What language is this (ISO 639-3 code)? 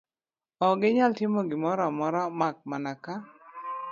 luo